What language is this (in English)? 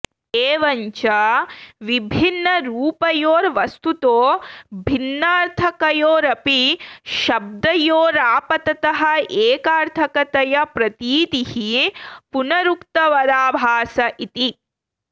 Sanskrit